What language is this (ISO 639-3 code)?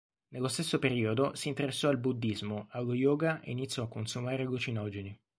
ita